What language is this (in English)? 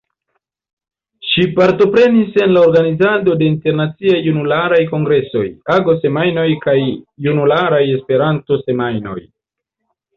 Esperanto